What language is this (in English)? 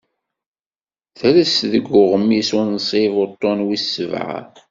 Kabyle